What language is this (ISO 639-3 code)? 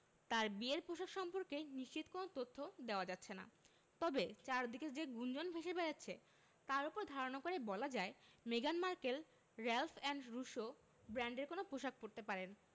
ben